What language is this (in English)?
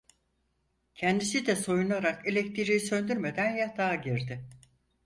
Turkish